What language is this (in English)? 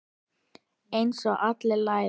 Icelandic